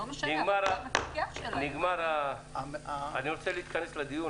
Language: Hebrew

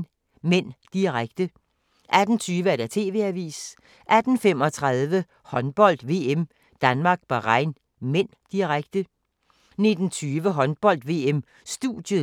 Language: Danish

